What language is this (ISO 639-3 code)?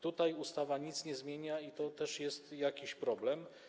pol